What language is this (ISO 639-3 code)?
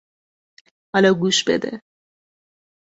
fas